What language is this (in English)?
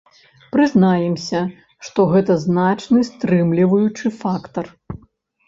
Belarusian